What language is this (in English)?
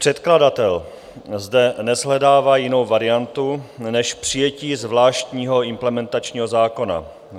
Czech